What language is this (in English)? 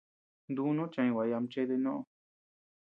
Tepeuxila Cuicatec